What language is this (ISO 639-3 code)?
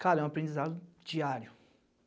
por